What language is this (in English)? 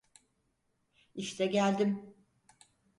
Turkish